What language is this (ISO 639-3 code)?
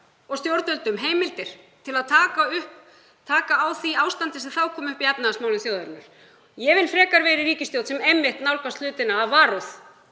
isl